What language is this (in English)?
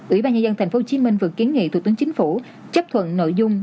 Vietnamese